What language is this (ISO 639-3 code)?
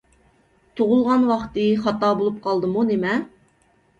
uig